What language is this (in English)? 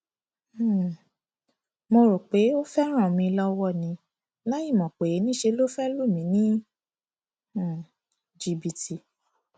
Yoruba